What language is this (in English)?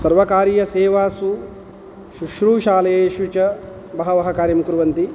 Sanskrit